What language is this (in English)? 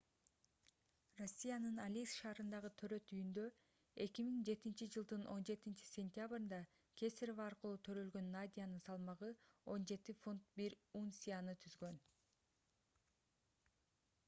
Kyrgyz